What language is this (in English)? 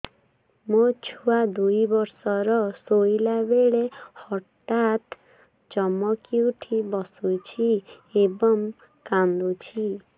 Odia